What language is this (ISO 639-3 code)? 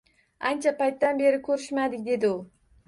uzb